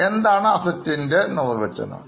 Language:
Malayalam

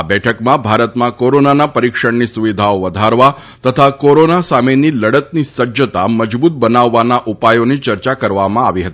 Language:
Gujarati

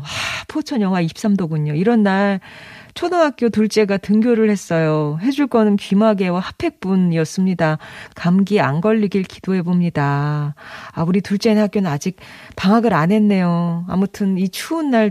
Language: Korean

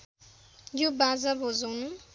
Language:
Nepali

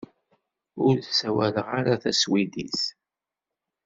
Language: Kabyle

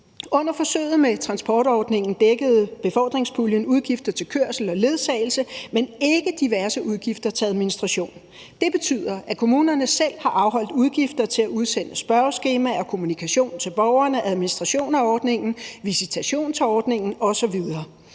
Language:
Danish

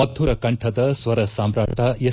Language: Kannada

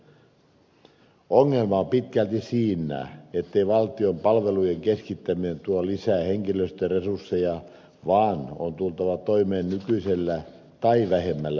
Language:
Finnish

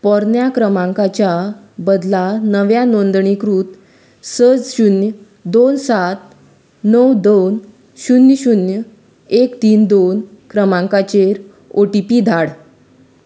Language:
Konkani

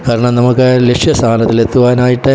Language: Malayalam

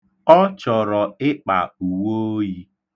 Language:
Igbo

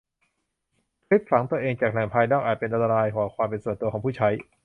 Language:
Thai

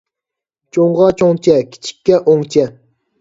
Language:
Uyghur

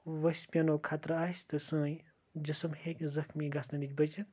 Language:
Kashmiri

